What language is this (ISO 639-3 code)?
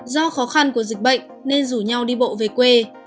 vie